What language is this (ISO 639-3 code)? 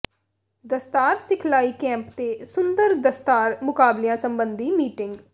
pan